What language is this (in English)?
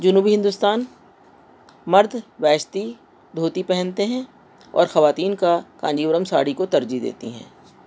Urdu